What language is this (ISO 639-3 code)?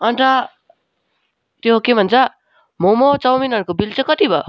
nep